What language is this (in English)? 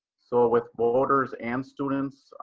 English